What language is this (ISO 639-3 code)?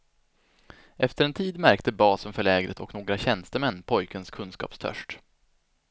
swe